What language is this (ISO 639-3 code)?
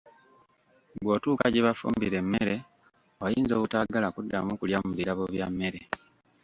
lug